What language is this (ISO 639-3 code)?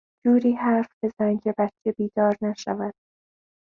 fas